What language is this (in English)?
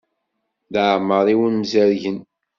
Kabyle